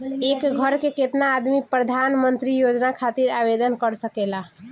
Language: Bhojpuri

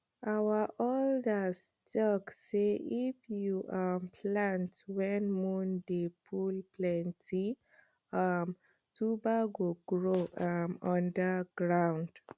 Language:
Nigerian Pidgin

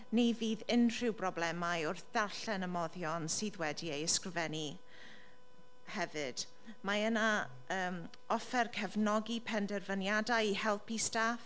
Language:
Welsh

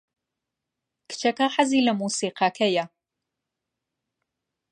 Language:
Central Kurdish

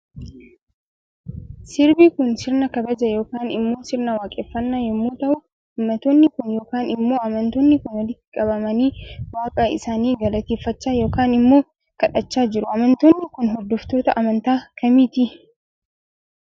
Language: Oromo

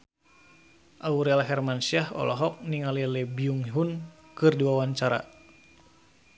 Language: Sundanese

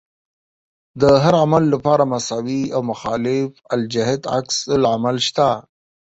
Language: Pashto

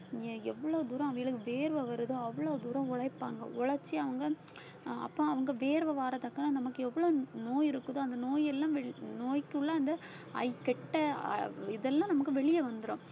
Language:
Tamil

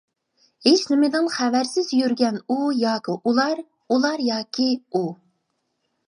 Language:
Uyghur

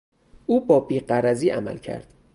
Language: Persian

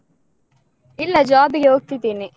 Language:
Kannada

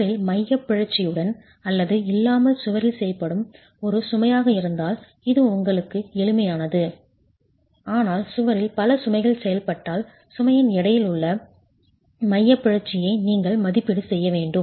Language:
Tamil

